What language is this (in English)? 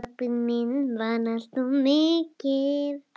Icelandic